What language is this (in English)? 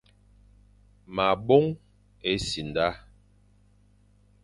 Fang